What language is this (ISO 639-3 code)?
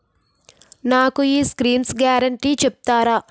tel